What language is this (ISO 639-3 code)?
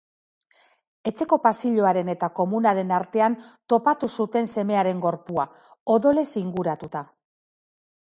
eus